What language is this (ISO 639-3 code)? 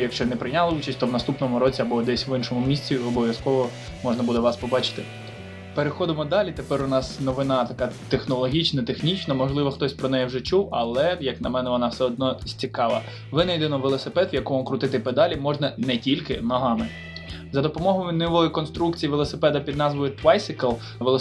ukr